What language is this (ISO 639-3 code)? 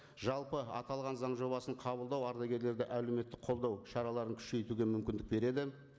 kaz